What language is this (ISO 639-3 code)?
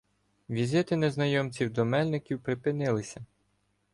ukr